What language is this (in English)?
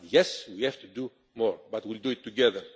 English